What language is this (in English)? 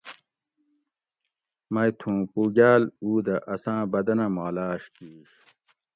Gawri